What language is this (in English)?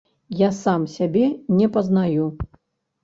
Belarusian